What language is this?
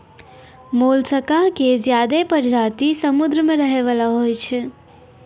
Maithili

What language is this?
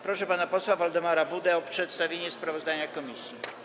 Polish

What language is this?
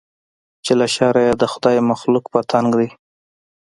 Pashto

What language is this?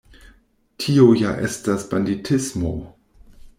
Esperanto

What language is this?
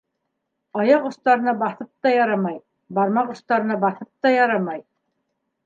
Bashkir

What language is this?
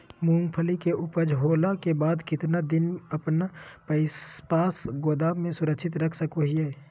Magahi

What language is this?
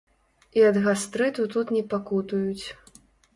Belarusian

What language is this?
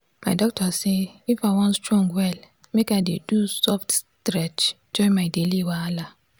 Nigerian Pidgin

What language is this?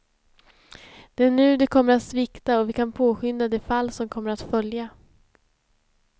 Swedish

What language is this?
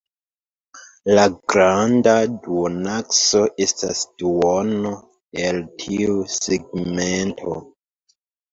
Esperanto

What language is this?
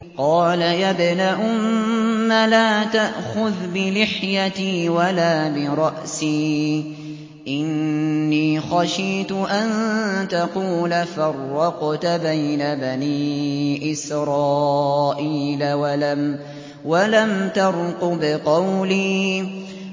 Arabic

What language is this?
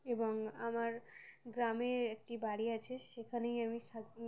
Bangla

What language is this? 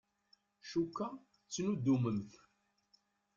Kabyle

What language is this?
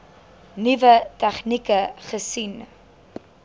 Afrikaans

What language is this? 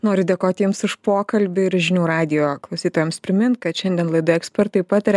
Lithuanian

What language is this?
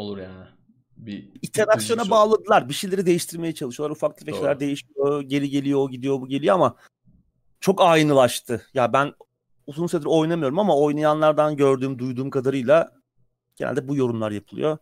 Turkish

